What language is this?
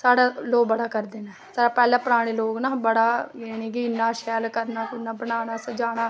Dogri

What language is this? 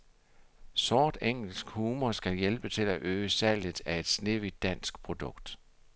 Danish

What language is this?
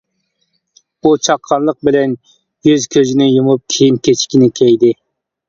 Uyghur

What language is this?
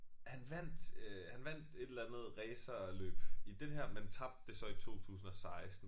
Danish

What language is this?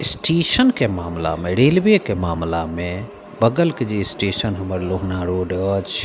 Maithili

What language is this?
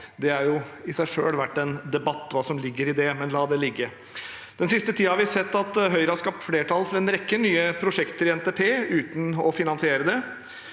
Norwegian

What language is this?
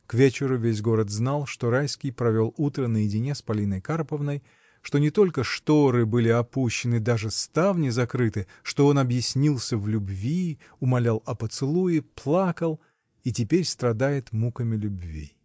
Russian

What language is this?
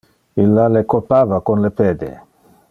Interlingua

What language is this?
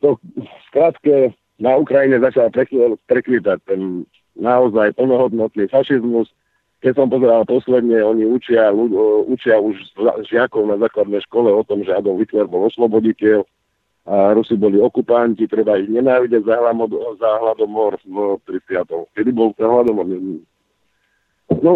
Slovak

